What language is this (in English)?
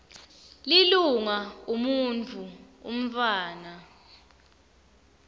Swati